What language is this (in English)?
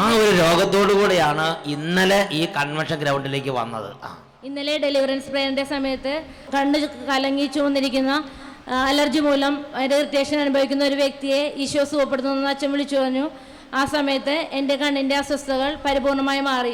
Malayalam